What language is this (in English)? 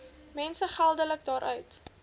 Afrikaans